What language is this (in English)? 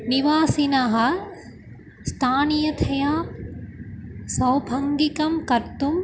Sanskrit